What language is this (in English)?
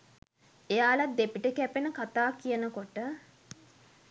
Sinhala